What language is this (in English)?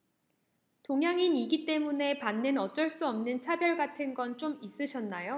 Korean